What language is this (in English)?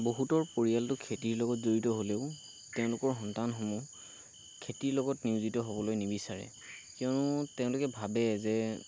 Assamese